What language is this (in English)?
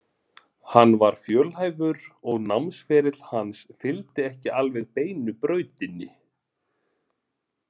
Icelandic